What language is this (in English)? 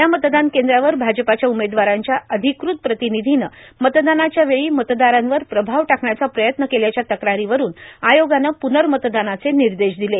Marathi